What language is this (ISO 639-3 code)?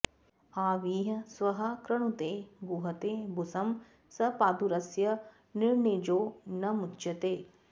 san